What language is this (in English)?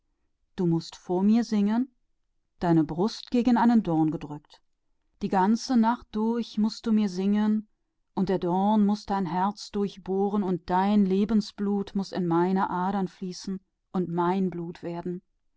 German